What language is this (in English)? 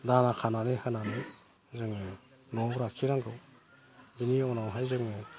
Bodo